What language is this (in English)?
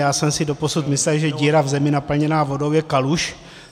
Czech